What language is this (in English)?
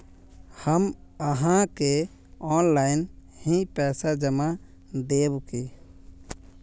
Magahi